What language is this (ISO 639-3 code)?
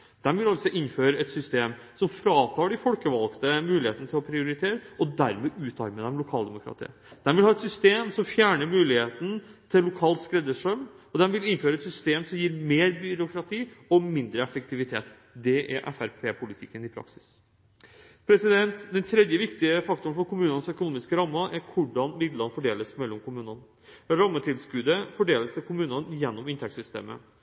nob